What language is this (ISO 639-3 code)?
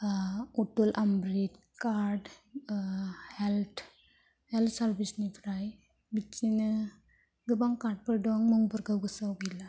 brx